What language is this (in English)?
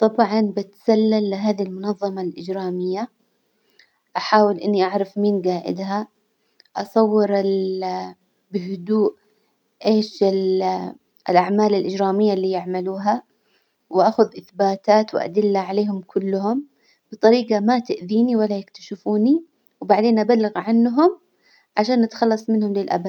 Hijazi Arabic